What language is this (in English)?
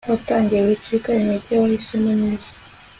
Kinyarwanda